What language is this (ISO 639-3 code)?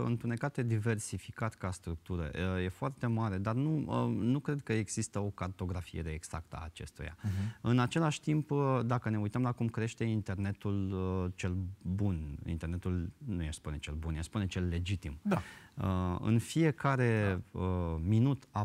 ron